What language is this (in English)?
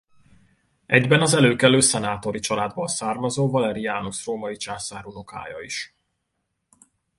Hungarian